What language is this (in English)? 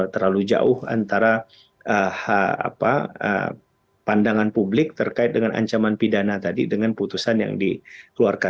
Indonesian